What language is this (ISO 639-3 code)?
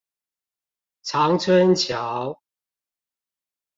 zho